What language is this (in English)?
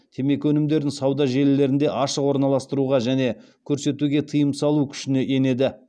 Kazakh